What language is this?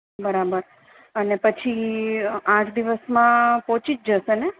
Gujarati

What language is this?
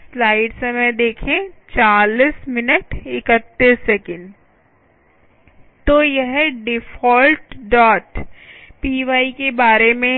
Hindi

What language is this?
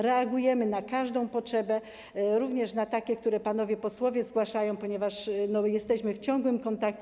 Polish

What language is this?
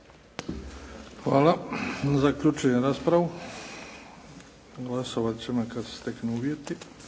Croatian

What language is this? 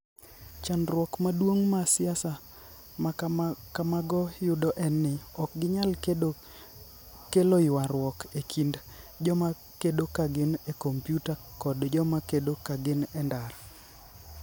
Luo (Kenya and Tanzania)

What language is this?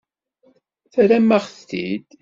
Kabyle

